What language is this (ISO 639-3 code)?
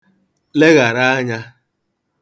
ibo